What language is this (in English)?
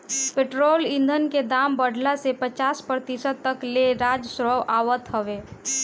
Bhojpuri